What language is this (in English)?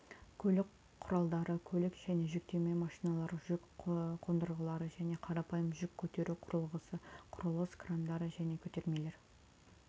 Kazakh